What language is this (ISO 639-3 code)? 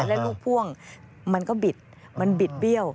tha